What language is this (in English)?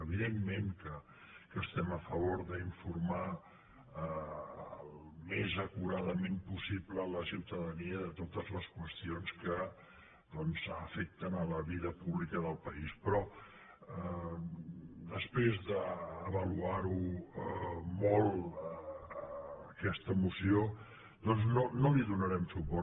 Catalan